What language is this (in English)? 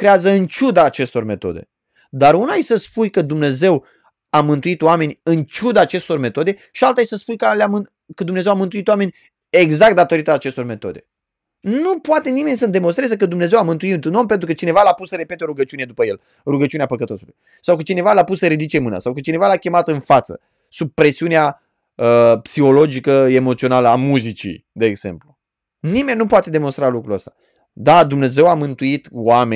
Romanian